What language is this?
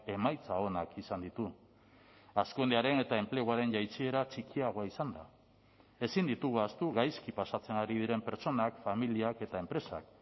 Basque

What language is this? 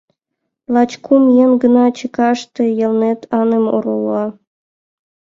Mari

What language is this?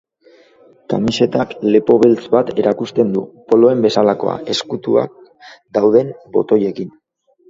Basque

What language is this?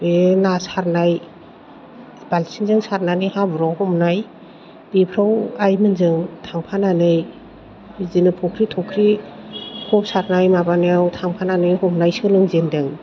Bodo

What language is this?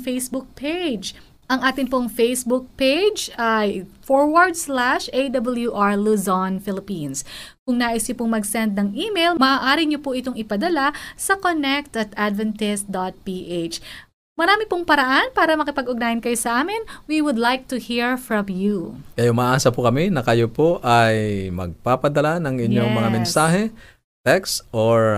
Filipino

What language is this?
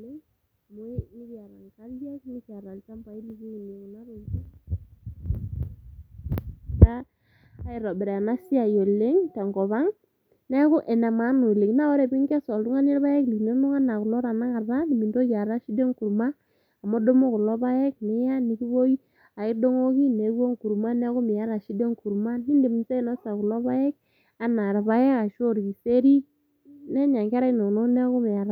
Masai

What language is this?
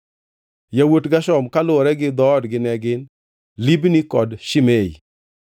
Luo (Kenya and Tanzania)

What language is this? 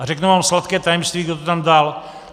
Czech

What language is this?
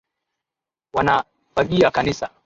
Swahili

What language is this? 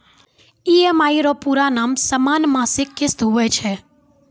Maithili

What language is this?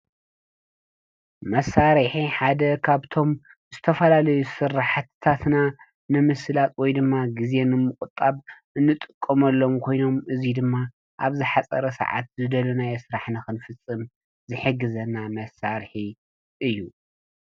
Tigrinya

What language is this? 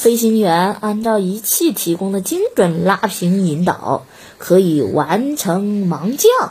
Chinese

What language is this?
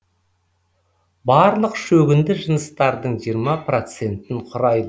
Kazakh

